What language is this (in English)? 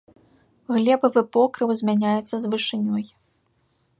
Belarusian